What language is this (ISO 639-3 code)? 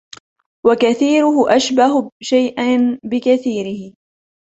ara